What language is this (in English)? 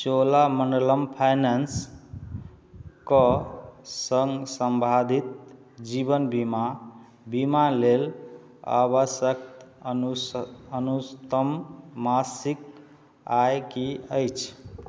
Maithili